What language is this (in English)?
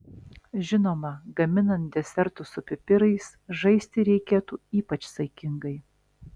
Lithuanian